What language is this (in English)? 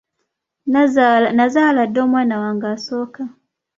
Ganda